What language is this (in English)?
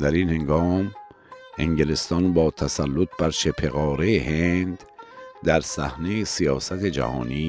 Persian